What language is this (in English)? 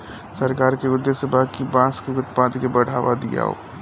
Bhojpuri